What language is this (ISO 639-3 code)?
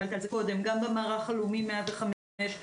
heb